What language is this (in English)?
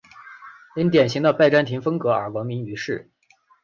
Chinese